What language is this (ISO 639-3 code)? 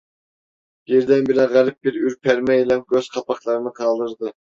tur